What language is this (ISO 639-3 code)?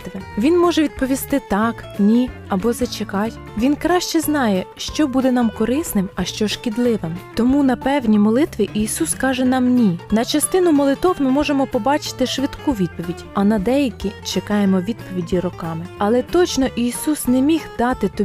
ukr